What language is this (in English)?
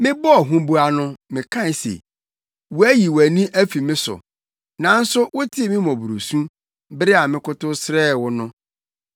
Akan